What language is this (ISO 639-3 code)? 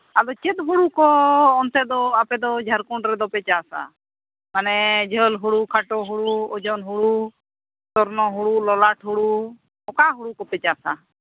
sat